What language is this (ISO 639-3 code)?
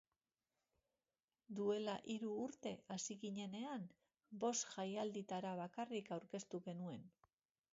eus